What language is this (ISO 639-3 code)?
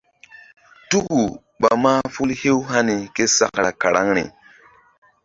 mdd